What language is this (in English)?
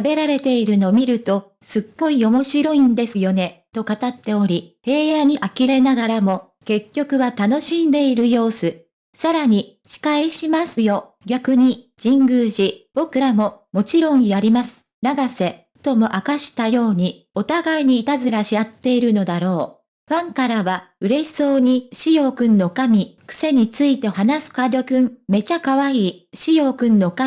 Japanese